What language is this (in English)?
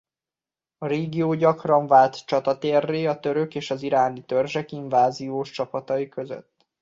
Hungarian